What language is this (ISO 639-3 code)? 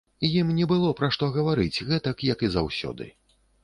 bel